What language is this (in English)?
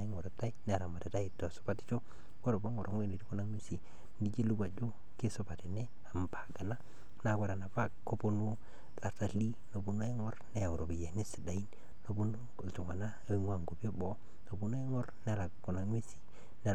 Masai